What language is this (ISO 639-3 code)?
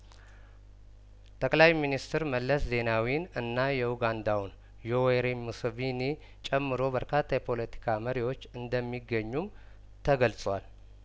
amh